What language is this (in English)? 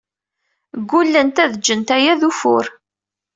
Kabyle